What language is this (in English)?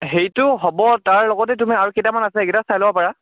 Assamese